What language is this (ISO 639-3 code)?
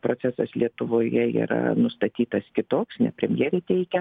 lit